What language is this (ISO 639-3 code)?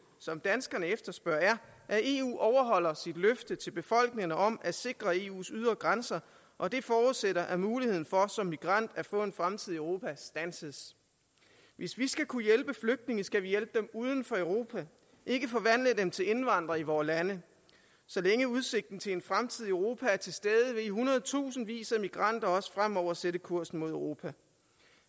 dan